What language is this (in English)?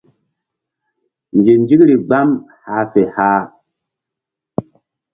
Mbum